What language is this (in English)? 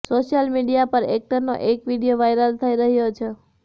Gujarati